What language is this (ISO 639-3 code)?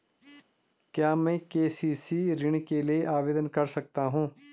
hin